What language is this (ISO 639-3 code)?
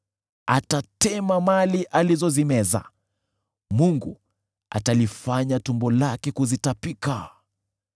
swa